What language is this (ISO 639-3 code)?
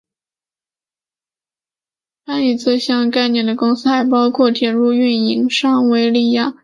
zho